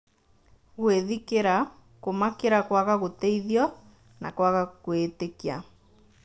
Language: Kikuyu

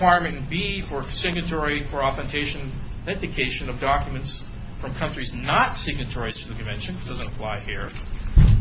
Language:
English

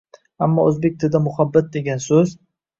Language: Uzbek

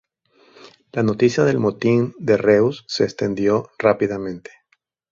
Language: Spanish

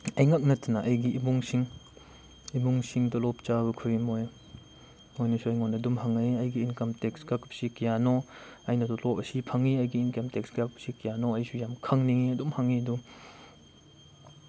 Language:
Manipuri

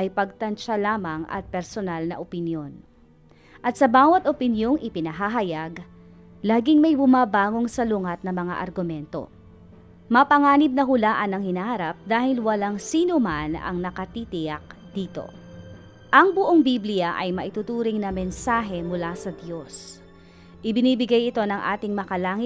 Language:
Filipino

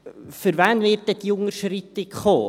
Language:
Swiss German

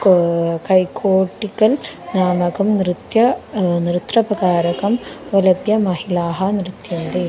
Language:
Sanskrit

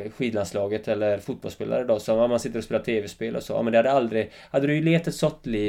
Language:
Swedish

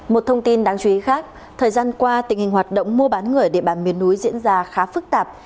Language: Vietnamese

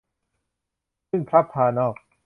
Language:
Thai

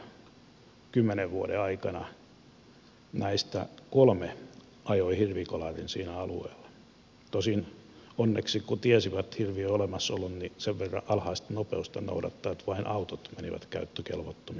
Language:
Finnish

